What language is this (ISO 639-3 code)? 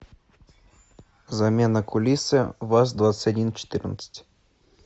rus